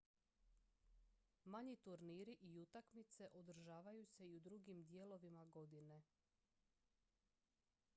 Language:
Croatian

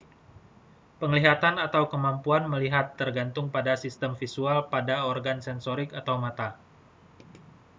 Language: Indonesian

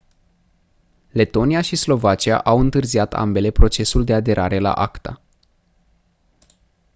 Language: Romanian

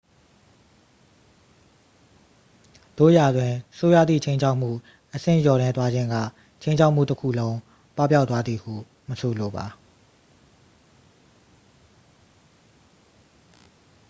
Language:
Burmese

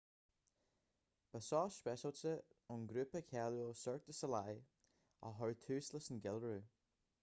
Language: Irish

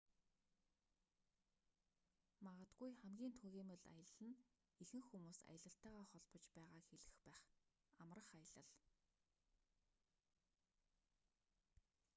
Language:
Mongolian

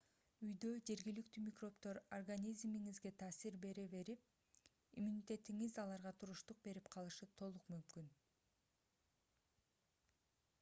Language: Kyrgyz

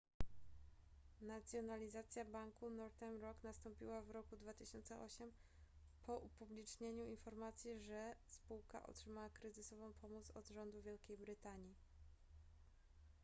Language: Polish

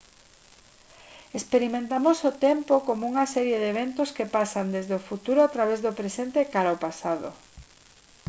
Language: Galician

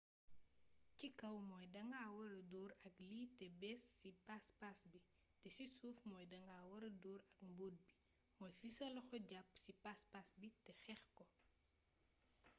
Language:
Wolof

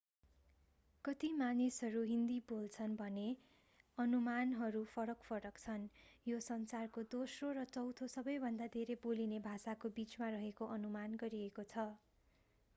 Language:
Nepali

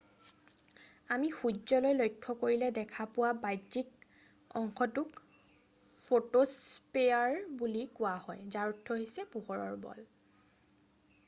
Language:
Assamese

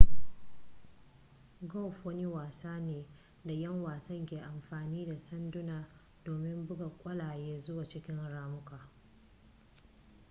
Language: Hausa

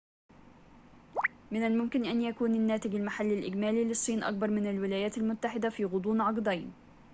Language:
Arabic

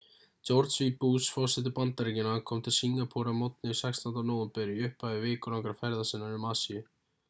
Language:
Icelandic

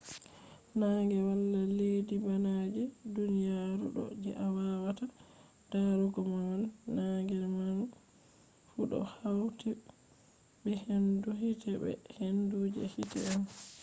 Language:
Fula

